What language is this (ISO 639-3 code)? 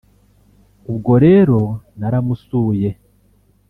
kin